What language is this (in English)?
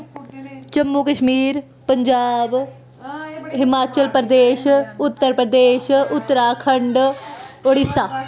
Dogri